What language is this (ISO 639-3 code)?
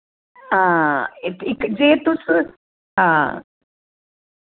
doi